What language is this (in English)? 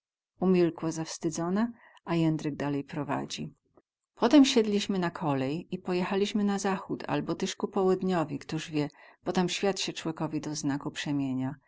Polish